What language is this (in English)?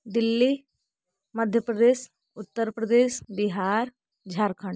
Hindi